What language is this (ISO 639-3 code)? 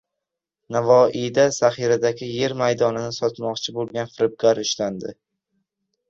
uzb